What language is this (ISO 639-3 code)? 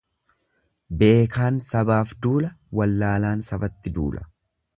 orm